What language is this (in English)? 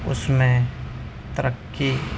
Urdu